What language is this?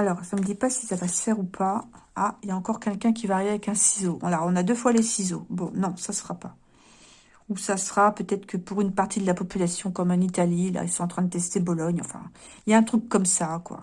French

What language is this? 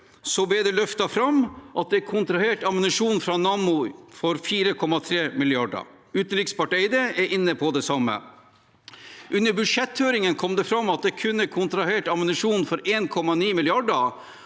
Norwegian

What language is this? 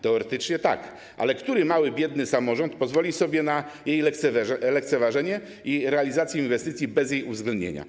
Polish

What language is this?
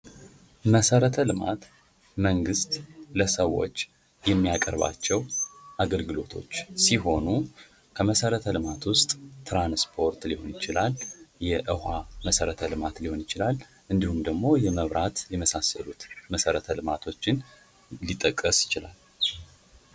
Amharic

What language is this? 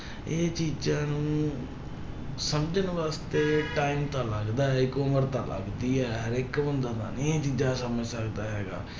Punjabi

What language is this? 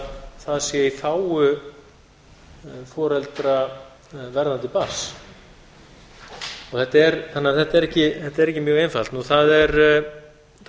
Icelandic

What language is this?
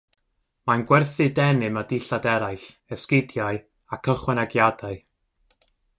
Welsh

